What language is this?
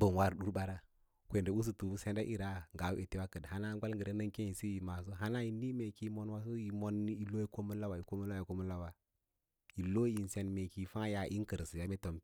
Lala-Roba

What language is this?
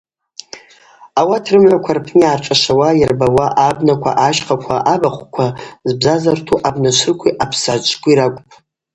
Abaza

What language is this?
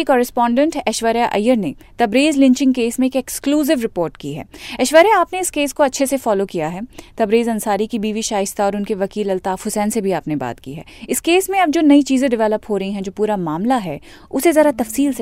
Hindi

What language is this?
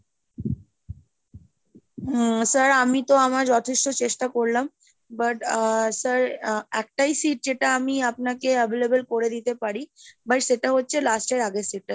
Bangla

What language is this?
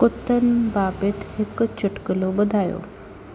Sindhi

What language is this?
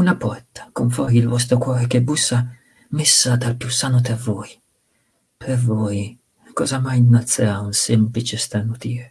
Italian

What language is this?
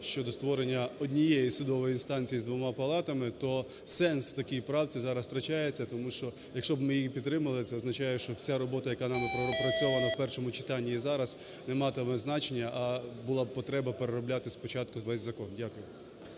Ukrainian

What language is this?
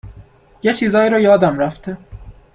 Persian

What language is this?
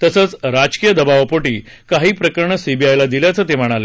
Marathi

